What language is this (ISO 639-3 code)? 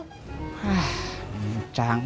ind